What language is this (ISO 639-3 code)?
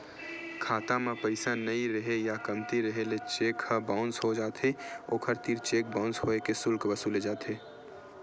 hne